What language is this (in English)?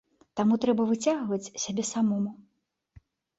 Belarusian